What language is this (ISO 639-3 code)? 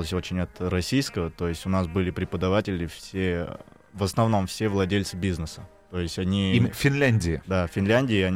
rus